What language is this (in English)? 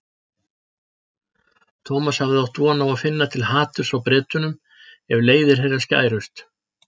Icelandic